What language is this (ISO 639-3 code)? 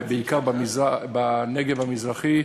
heb